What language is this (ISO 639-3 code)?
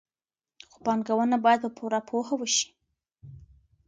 pus